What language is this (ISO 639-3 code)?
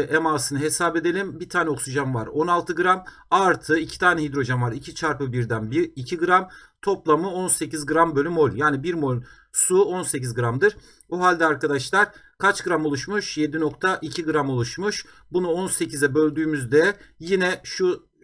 tur